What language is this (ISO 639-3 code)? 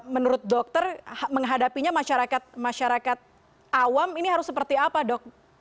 ind